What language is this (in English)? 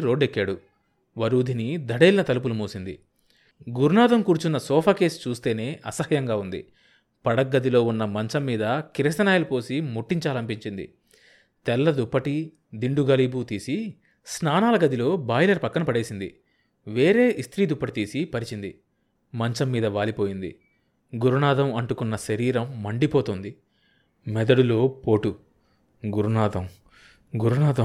Telugu